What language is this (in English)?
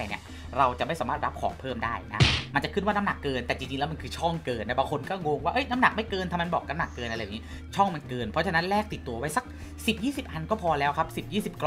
Thai